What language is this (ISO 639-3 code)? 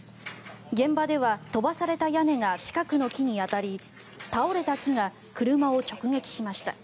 jpn